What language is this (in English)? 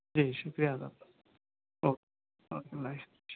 Urdu